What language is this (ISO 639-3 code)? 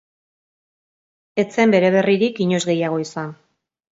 eus